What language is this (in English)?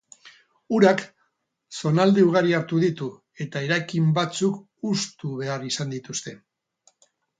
Basque